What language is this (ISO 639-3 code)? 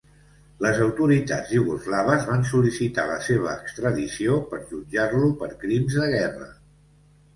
cat